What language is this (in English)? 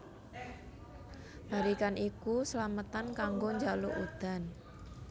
Javanese